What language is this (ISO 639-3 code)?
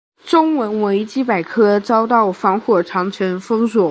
zho